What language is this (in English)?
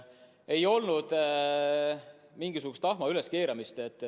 Estonian